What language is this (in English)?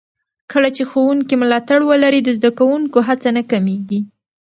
Pashto